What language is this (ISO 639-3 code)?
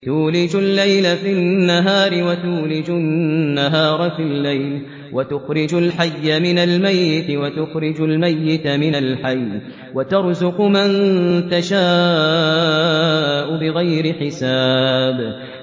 ara